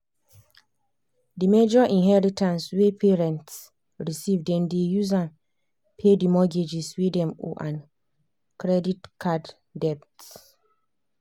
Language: Nigerian Pidgin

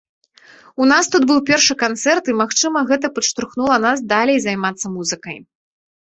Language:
Belarusian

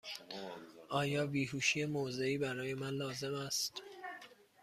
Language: Persian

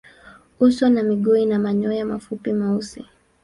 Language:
Swahili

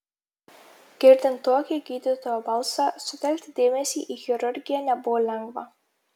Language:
Lithuanian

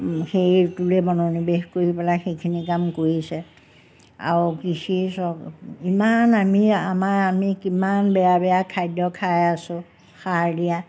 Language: Assamese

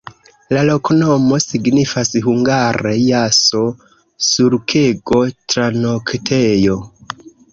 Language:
Esperanto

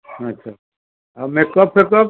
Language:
Odia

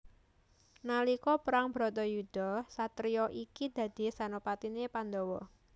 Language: Javanese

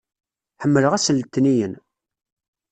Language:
Kabyle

